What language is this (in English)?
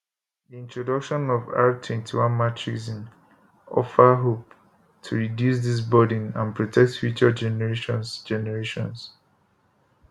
Nigerian Pidgin